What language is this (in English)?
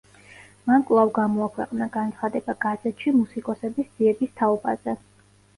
Georgian